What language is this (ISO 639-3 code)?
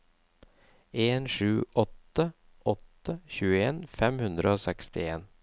nor